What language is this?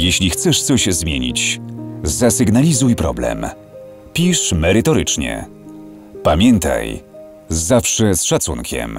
Polish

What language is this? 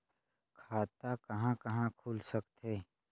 Chhattisgarhi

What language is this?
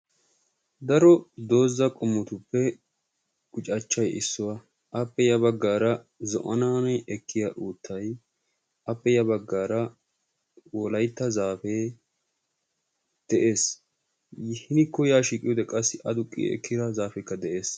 Wolaytta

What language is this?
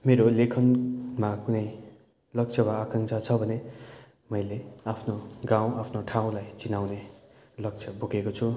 Nepali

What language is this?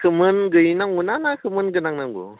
Bodo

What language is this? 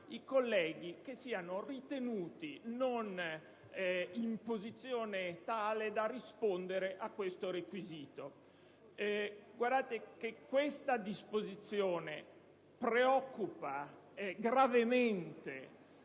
Italian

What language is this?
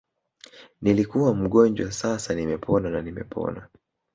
Swahili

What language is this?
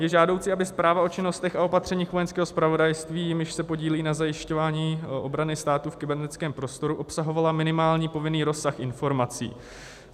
Czech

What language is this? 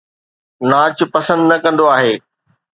Sindhi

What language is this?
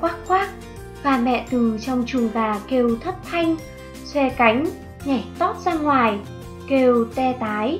Vietnamese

